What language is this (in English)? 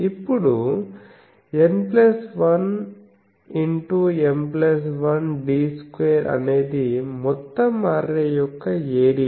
Telugu